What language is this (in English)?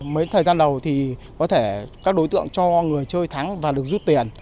Vietnamese